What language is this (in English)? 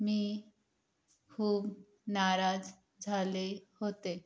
Marathi